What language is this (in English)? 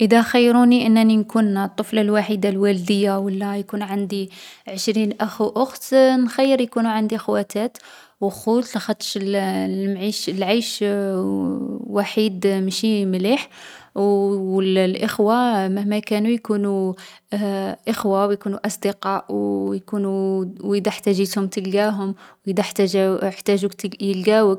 Algerian Arabic